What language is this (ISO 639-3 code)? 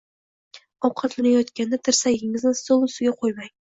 uzb